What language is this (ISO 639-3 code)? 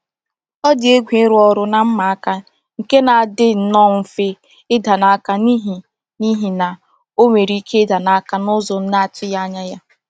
ibo